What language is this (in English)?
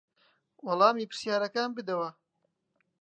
Central Kurdish